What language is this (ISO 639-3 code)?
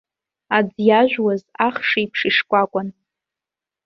abk